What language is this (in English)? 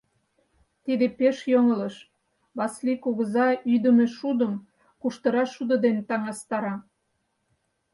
Mari